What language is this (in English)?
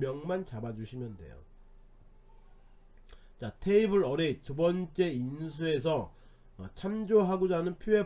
Korean